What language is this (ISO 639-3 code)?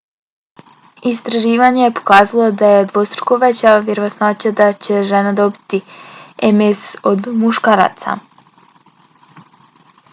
bos